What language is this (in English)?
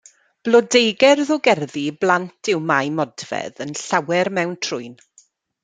Welsh